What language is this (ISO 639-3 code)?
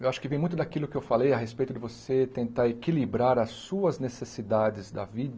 por